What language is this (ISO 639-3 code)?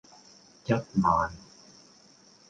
yue